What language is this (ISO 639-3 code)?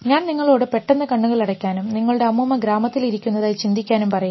mal